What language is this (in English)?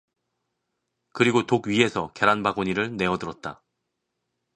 Korean